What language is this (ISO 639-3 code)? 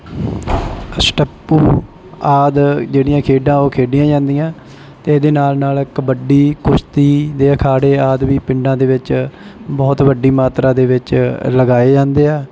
pan